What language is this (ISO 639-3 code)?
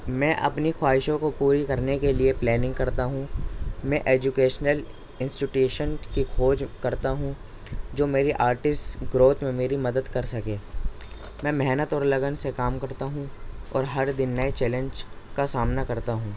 urd